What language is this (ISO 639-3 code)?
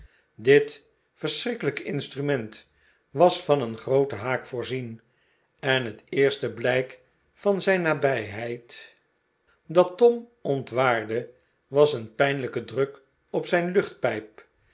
nld